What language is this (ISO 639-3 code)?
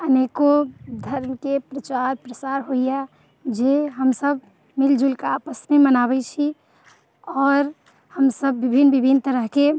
mai